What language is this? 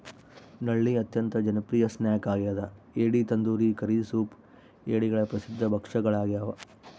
Kannada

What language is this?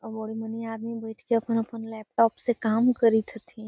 Magahi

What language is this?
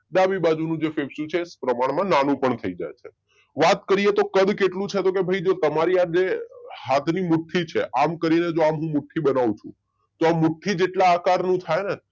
Gujarati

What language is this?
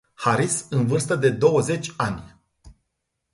Romanian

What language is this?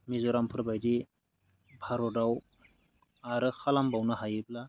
Bodo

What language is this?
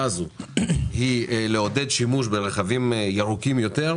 Hebrew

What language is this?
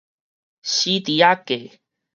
Min Nan Chinese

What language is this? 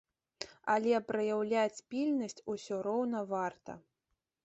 Belarusian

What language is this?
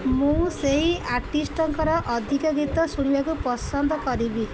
Odia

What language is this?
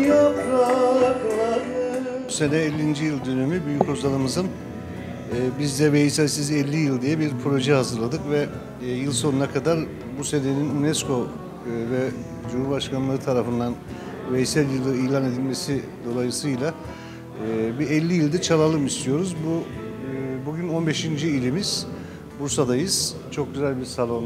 Turkish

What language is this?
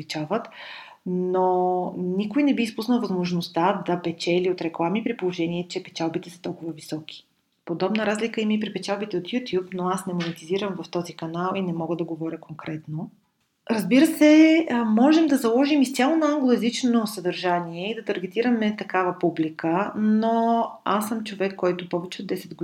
Bulgarian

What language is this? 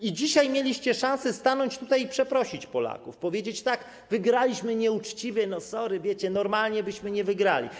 Polish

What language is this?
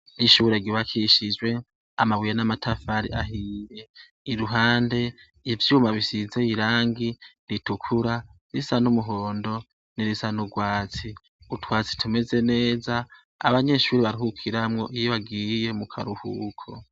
Rundi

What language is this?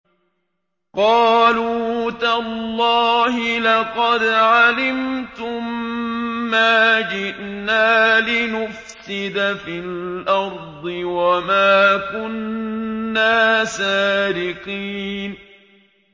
Arabic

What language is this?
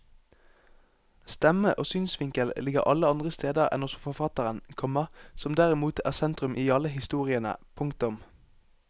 Norwegian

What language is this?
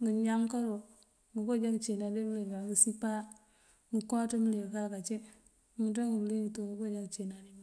Mandjak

